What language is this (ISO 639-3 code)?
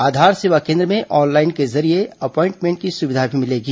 hin